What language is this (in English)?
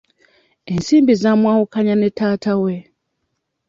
Ganda